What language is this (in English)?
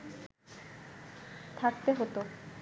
Bangla